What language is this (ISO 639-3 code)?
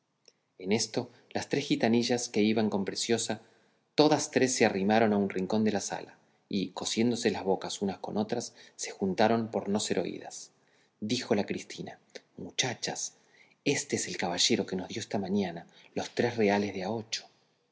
spa